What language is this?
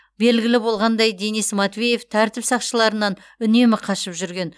Kazakh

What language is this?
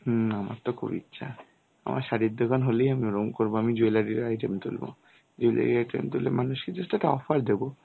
Bangla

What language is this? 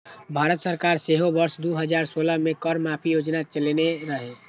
Maithili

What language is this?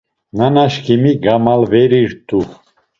Laz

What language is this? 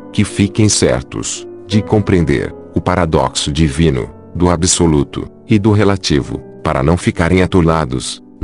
Portuguese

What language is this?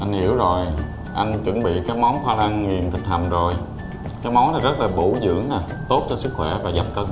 Vietnamese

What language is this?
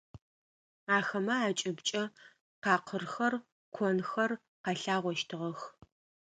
Adyghe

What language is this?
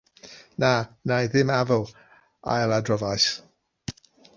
Welsh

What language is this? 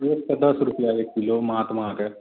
Maithili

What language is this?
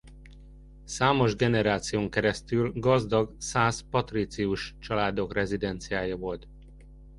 Hungarian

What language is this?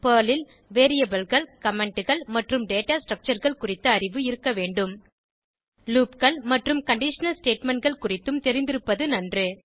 Tamil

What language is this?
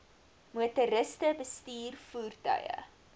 Afrikaans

